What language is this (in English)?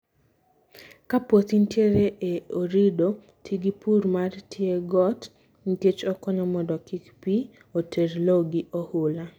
Luo (Kenya and Tanzania)